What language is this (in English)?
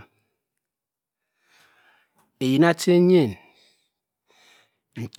Cross River Mbembe